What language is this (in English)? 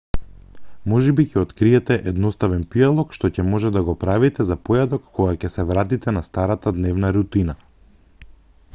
Macedonian